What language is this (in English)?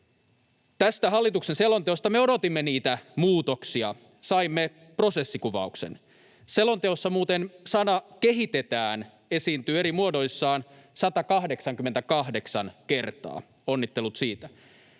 Finnish